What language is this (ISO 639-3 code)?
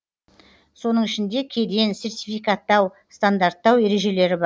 kaz